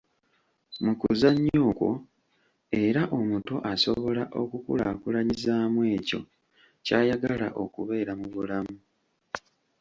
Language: Ganda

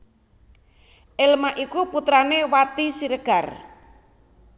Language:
Javanese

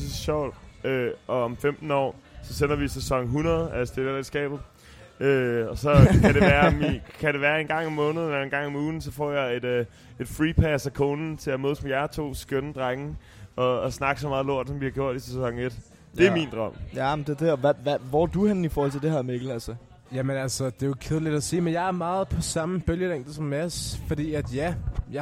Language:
Danish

